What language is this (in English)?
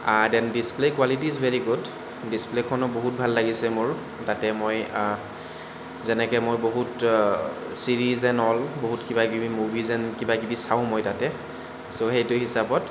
Assamese